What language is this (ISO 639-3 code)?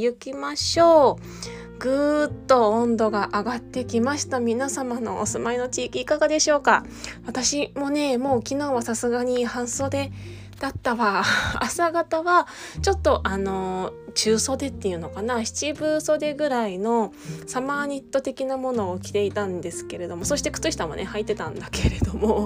jpn